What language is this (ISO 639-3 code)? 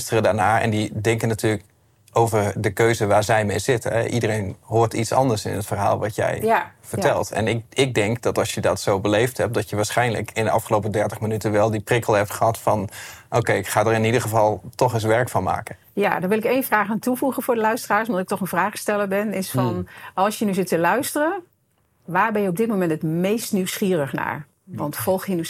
nld